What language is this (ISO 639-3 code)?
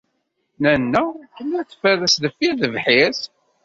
kab